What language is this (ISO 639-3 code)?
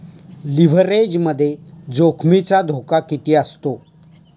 mar